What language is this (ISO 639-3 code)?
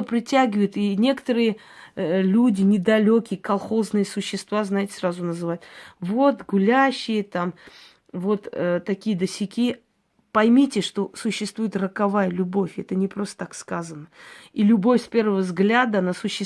rus